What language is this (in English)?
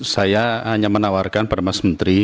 Indonesian